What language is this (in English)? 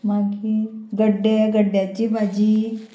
Konkani